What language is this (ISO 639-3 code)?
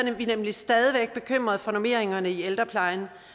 dan